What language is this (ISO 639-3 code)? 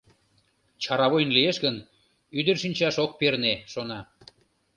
chm